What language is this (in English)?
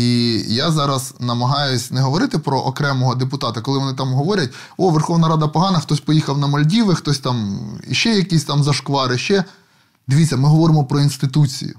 Ukrainian